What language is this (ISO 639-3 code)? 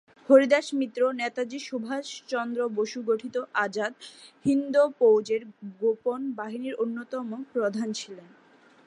ben